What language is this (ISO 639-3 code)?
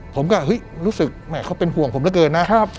tha